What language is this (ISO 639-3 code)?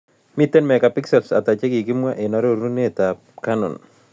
kln